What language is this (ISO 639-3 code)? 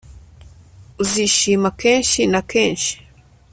kin